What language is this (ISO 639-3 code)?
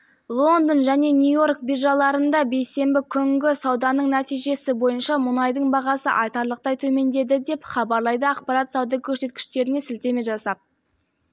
kaz